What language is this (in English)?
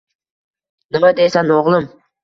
Uzbek